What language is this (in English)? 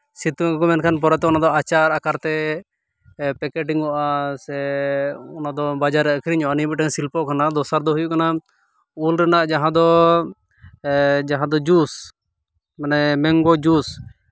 Santali